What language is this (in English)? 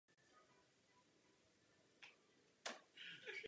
Czech